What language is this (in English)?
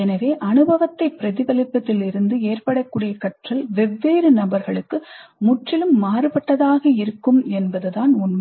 Tamil